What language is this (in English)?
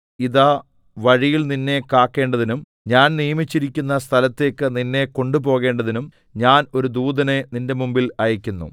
Malayalam